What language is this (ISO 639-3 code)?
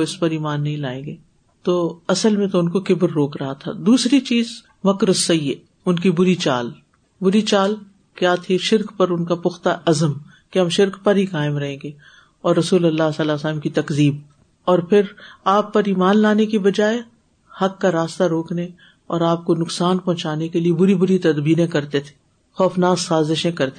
urd